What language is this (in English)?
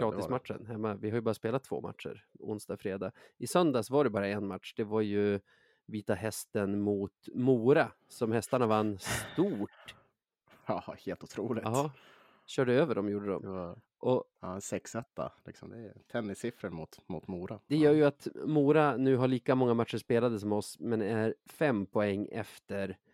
Swedish